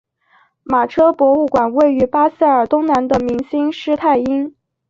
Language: Chinese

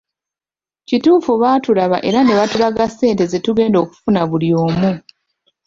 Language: Ganda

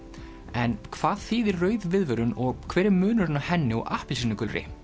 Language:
Icelandic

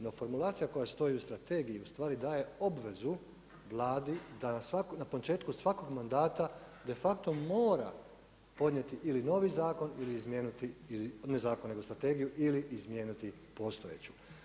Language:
Croatian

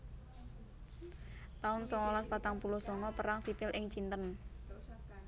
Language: Javanese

